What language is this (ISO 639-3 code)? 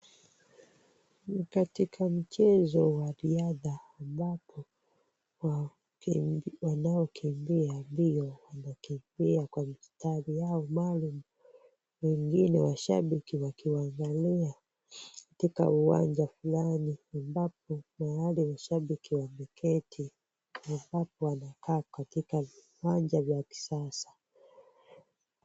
swa